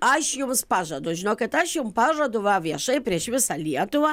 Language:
Lithuanian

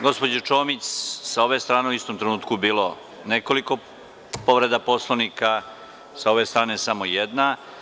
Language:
Serbian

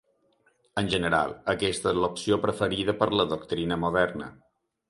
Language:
Catalan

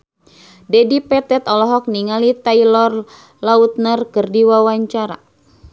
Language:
Sundanese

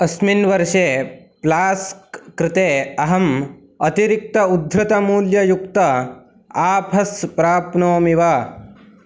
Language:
Sanskrit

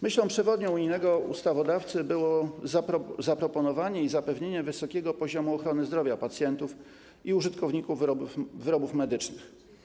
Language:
Polish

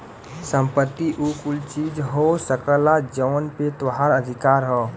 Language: Bhojpuri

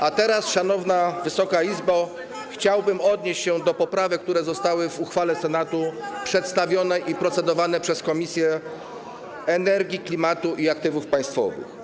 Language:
Polish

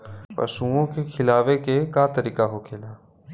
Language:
Bhojpuri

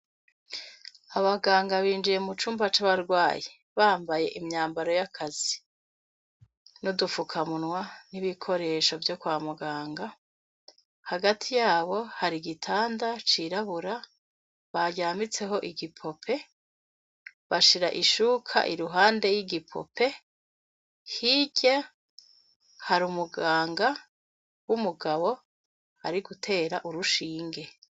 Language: Rundi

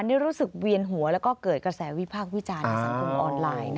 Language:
Thai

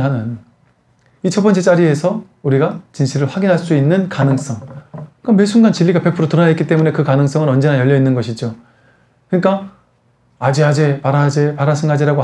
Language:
Korean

